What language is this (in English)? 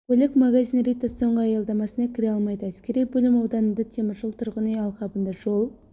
Kazakh